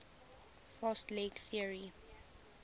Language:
English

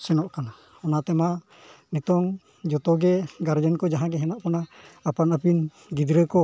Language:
Santali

